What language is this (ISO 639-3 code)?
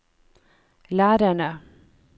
nor